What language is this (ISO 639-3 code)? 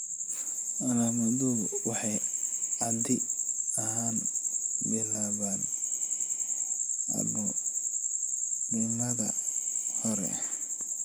som